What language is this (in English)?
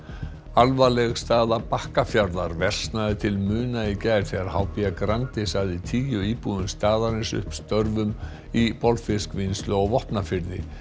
Icelandic